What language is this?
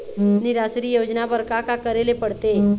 Chhattisgarhi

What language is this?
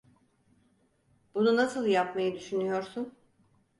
Turkish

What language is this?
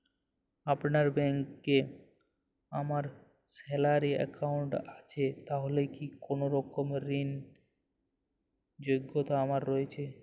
Bangla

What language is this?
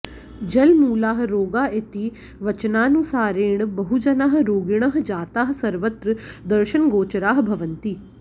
Sanskrit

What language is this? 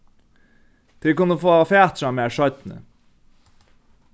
Faroese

